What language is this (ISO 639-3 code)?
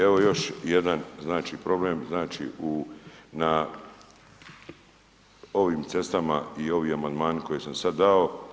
hrv